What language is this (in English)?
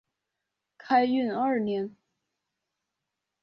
Chinese